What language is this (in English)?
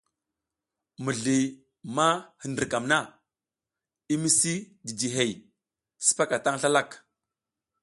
South Giziga